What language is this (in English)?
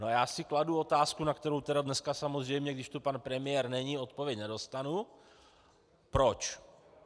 Czech